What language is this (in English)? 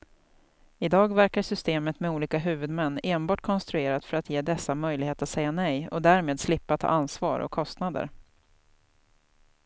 Swedish